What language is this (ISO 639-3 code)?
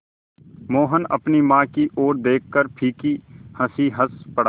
hin